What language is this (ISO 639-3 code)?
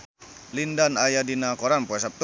sun